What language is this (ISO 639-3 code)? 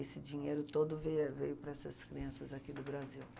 por